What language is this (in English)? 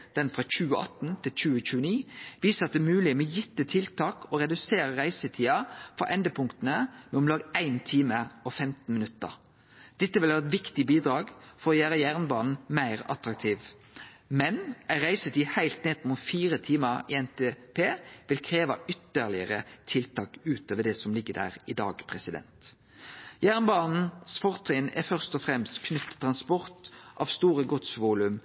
Norwegian Nynorsk